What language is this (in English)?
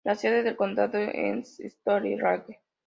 Spanish